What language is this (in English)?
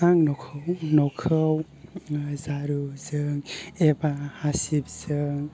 Bodo